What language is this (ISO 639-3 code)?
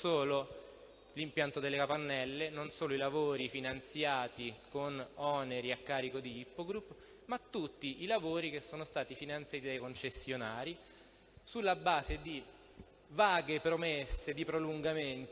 ita